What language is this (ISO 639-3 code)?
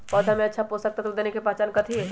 mag